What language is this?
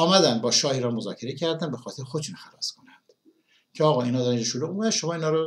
Persian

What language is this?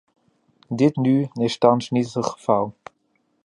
Dutch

